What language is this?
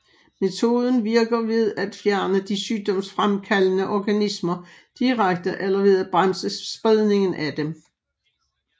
Danish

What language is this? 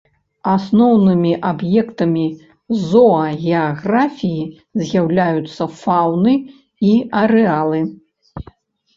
Belarusian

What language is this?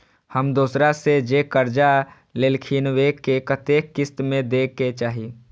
Maithili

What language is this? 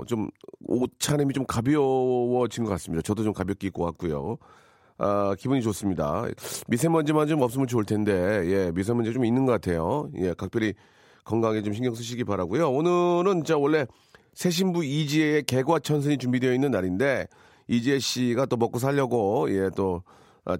Korean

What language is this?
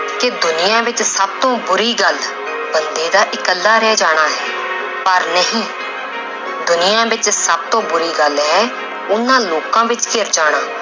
Punjabi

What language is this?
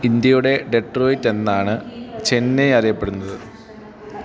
Malayalam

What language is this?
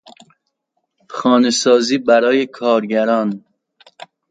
Persian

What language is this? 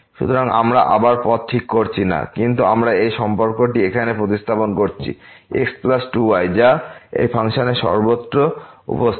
Bangla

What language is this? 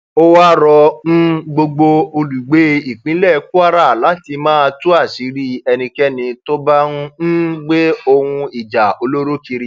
Yoruba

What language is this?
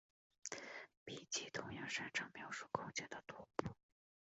Chinese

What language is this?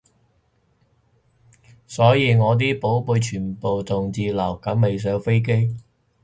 Cantonese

